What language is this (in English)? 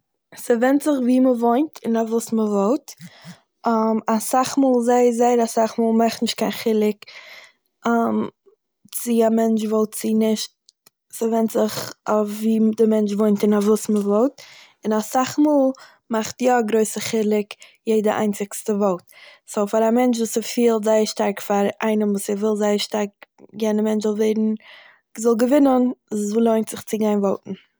Yiddish